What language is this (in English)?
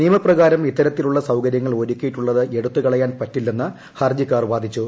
Malayalam